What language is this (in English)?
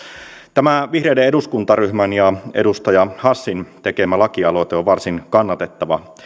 Finnish